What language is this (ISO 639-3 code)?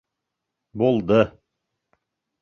bak